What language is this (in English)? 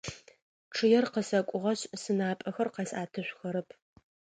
Adyghe